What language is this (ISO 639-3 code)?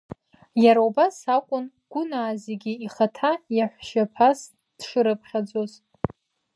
abk